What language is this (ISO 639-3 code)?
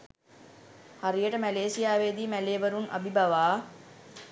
sin